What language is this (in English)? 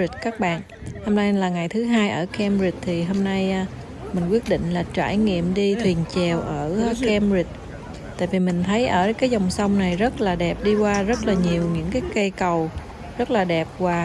Vietnamese